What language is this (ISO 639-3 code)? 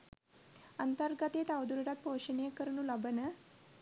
sin